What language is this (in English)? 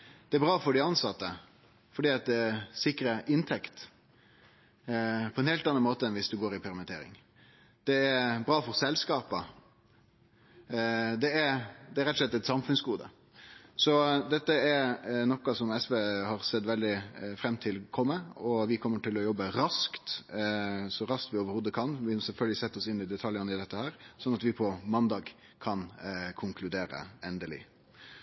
Norwegian Nynorsk